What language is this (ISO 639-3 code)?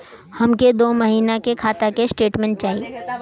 bho